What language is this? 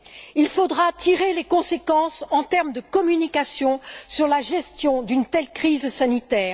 French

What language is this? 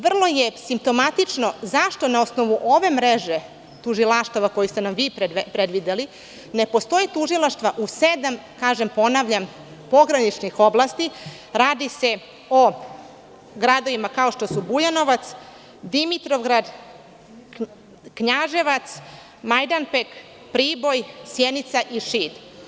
Serbian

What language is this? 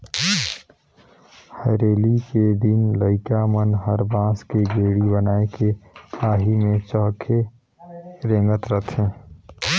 Chhattisgarhi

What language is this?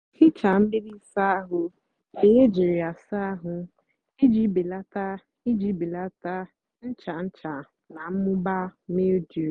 Igbo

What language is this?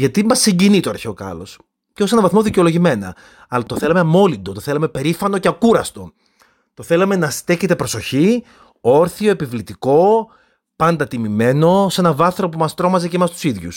Greek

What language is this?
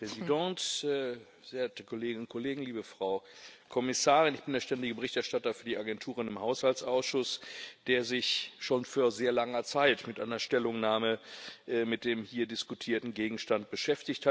German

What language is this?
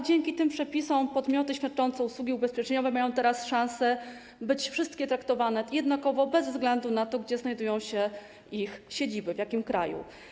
Polish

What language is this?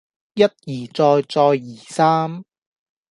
Cantonese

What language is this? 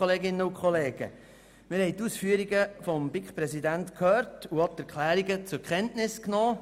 Swiss German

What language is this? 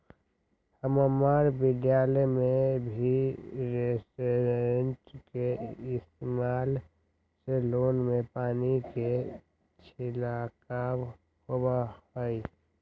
Magahi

